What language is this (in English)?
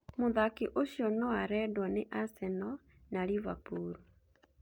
Kikuyu